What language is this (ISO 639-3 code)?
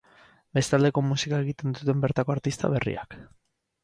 eus